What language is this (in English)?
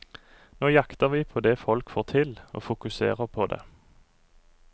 Norwegian